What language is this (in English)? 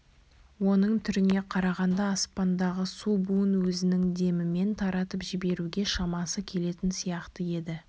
Kazakh